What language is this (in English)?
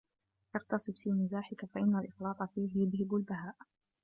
Arabic